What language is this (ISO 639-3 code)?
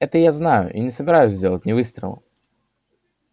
rus